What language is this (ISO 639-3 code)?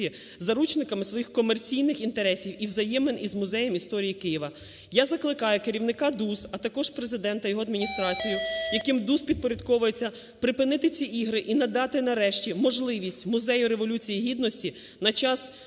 ukr